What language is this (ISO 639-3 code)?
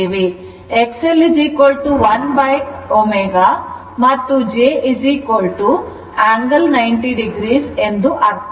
kan